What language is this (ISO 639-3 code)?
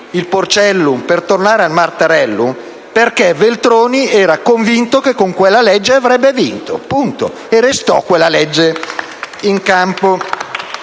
ita